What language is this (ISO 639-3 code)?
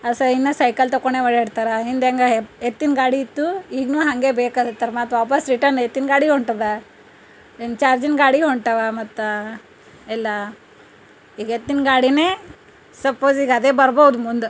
kan